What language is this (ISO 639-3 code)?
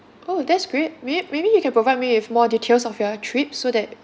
eng